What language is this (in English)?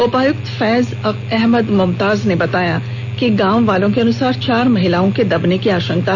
Hindi